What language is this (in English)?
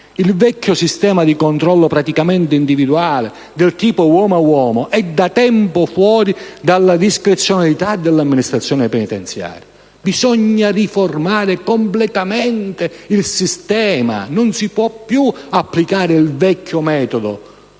Italian